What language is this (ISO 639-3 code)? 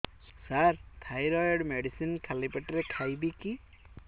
ori